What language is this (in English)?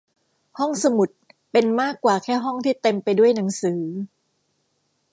Thai